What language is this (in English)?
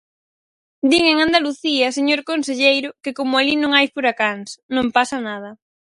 Galician